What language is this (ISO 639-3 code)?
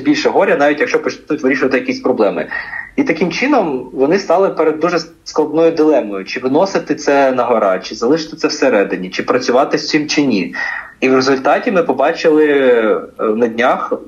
ukr